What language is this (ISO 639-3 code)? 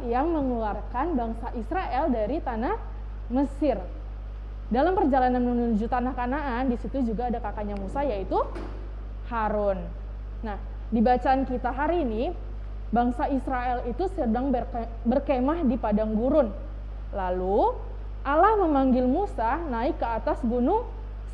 ind